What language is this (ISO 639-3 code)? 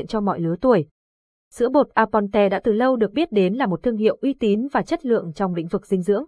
vie